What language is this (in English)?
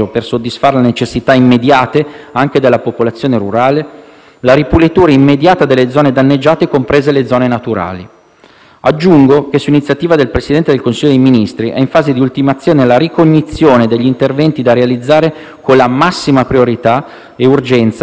Italian